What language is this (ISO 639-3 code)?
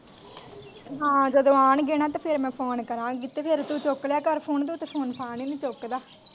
pan